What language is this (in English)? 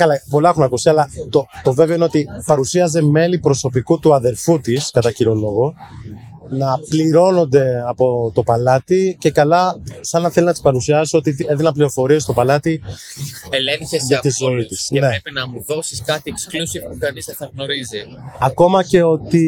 Greek